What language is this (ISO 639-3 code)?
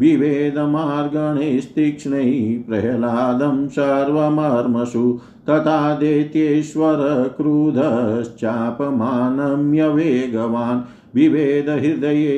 hin